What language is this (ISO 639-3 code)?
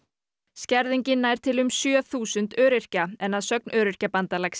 isl